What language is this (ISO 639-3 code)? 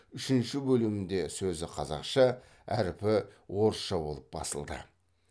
kaz